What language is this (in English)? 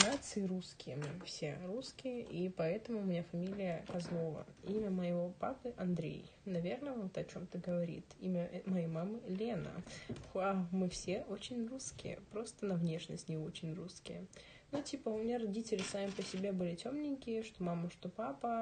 Russian